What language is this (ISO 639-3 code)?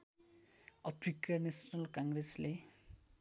nep